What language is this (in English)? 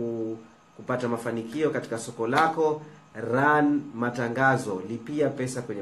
Swahili